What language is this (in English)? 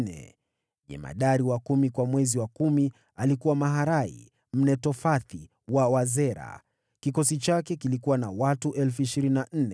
Swahili